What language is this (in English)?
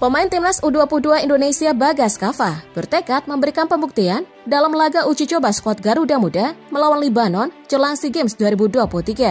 Indonesian